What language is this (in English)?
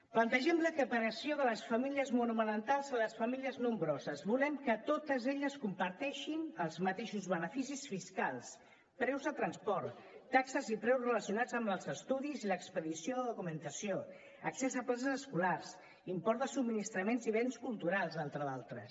Catalan